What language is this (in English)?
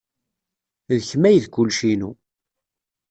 Kabyle